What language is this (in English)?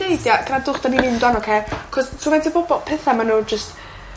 Welsh